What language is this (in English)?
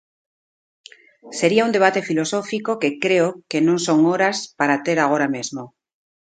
Galician